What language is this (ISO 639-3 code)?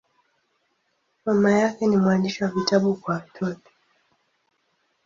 swa